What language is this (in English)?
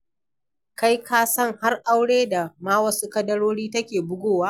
Hausa